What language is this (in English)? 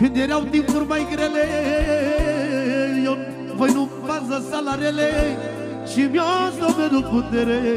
Romanian